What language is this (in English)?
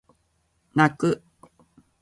Japanese